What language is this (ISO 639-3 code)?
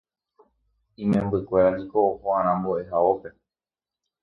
grn